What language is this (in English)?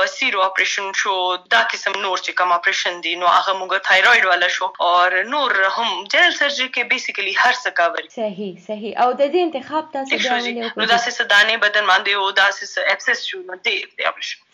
Urdu